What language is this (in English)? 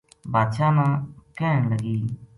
Gujari